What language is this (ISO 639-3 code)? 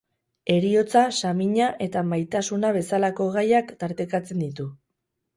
eus